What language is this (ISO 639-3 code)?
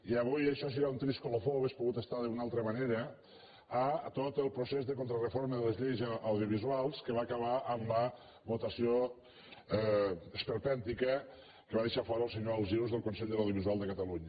cat